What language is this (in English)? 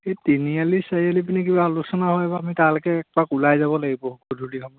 Assamese